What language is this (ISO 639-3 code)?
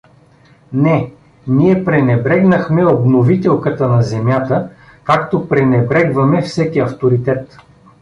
bul